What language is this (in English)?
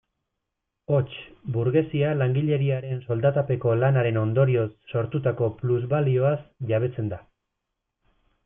Basque